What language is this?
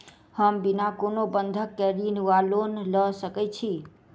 Maithili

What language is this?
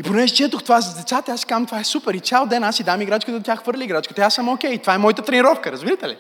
Bulgarian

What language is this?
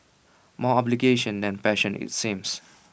English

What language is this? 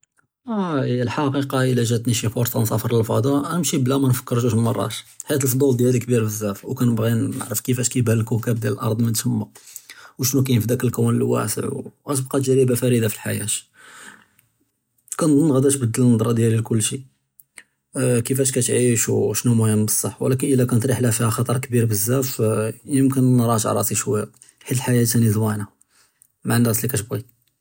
Judeo-Arabic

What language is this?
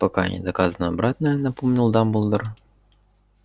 Russian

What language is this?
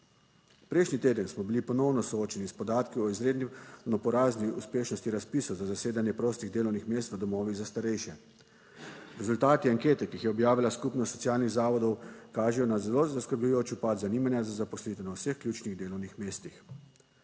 Slovenian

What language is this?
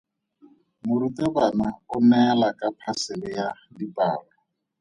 Tswana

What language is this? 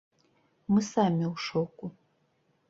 Belarusian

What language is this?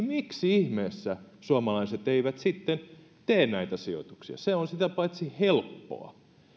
Finnish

